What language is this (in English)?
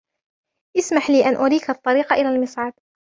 Arabic